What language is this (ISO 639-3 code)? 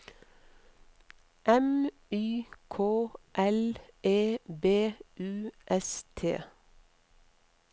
nor